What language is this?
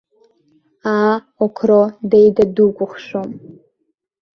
Abkhazian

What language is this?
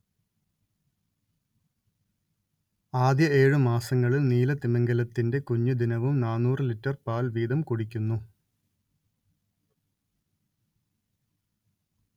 Malayalam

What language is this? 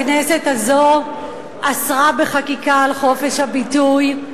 Hebrew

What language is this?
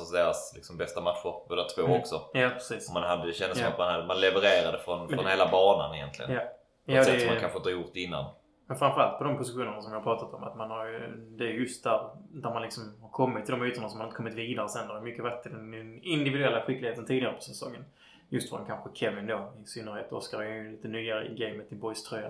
Swedish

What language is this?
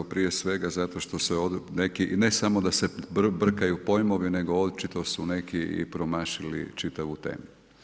Croatian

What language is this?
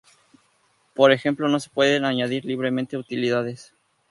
Spanish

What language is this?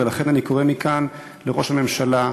Hebrew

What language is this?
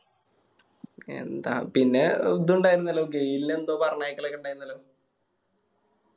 Malayalam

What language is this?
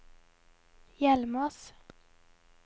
Norwegian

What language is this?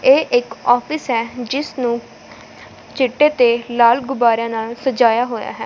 Punjabi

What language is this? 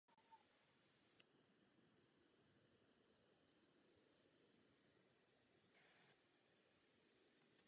Czech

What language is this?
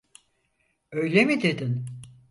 Turkish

